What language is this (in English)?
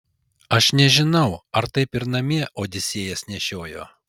Lithuanian